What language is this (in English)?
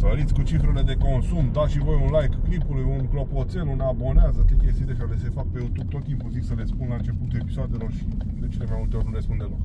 Romanian